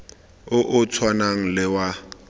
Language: Tswana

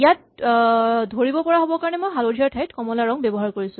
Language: Assamese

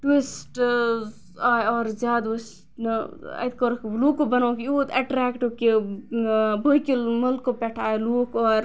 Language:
Kashmiri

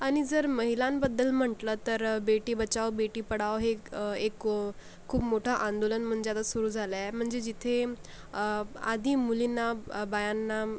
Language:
Marathi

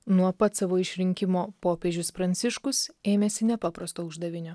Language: Lithuanian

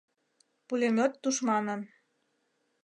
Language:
Mari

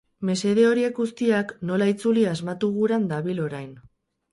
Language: Basque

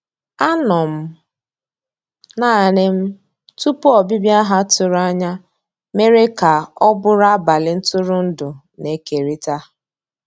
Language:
Igbo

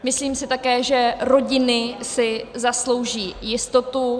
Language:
Czech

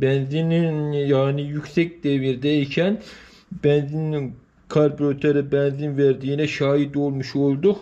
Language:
Turkish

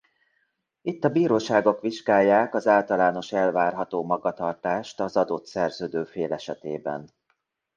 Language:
Hungarian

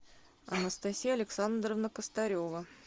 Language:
Russian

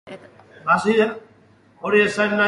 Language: Basque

